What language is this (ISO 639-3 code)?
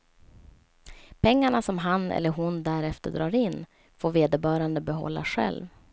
swe